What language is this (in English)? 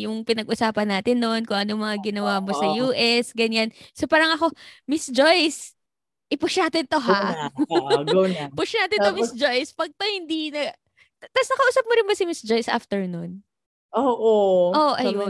Filipino